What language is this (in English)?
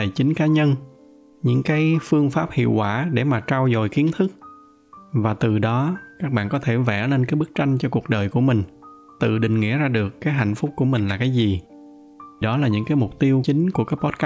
Vietnamese